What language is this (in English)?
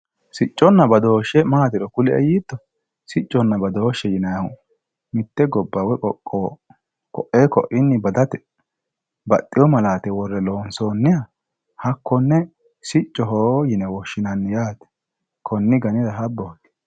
Sidamo